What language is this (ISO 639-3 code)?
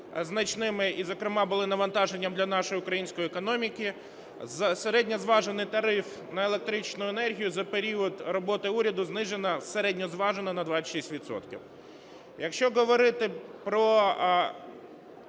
ukr